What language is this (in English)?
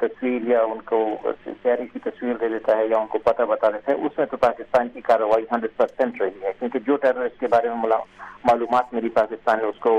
Urdu